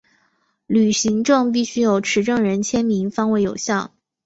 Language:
Chinese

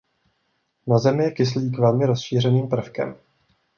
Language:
Czech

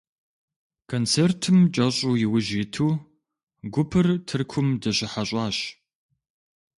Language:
Kabardian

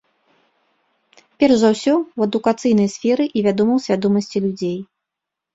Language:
Belarusian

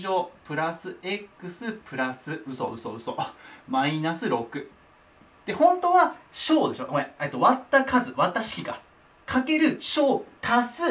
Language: Japanese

